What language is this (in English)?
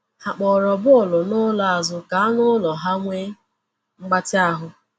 Igbo